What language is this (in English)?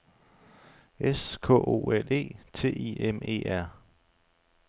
Danish